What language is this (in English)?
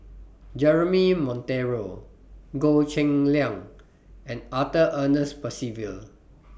English